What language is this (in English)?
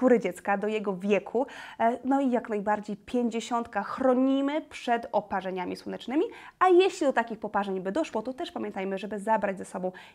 Polish